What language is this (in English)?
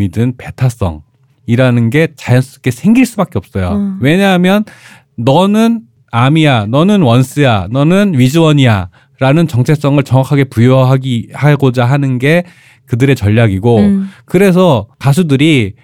Korean